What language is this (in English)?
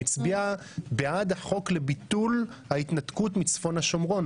Hebrew